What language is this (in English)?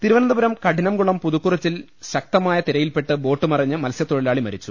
Malayalam